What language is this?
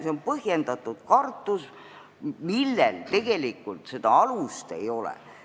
Estonian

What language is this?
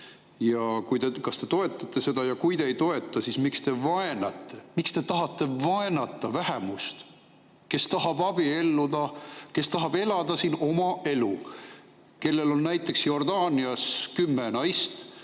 Estonian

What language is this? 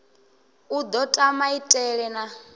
Venda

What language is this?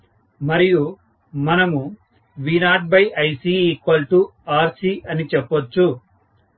Telugu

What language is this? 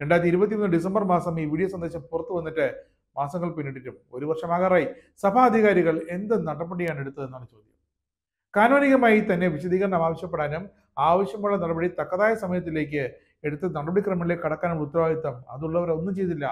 Turkish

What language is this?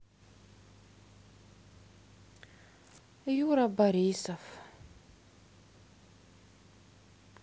Russian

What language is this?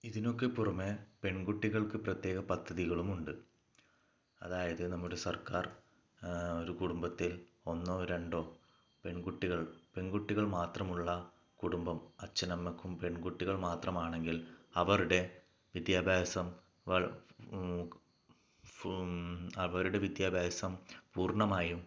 Malayalam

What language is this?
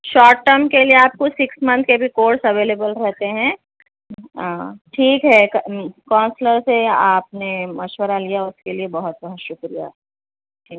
Urdu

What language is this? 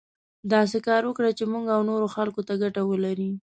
Pashto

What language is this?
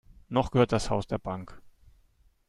German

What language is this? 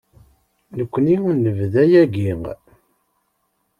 Kabyle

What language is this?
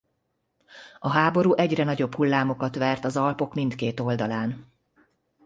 Hungarian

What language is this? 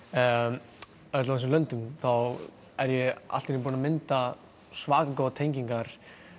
Icelandic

